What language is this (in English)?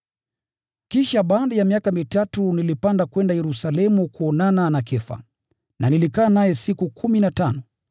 Swahili